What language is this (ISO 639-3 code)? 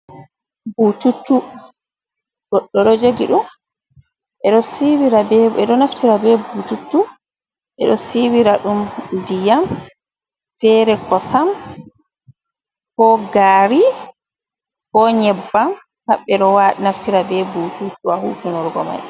ful